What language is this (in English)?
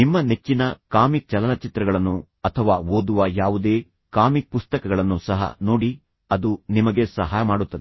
Kannada